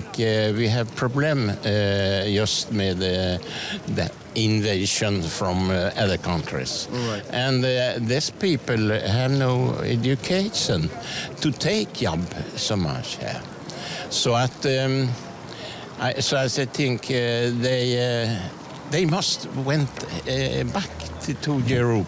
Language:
Norwegian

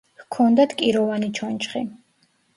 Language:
Georgian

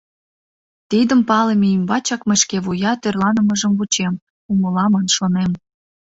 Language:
Mari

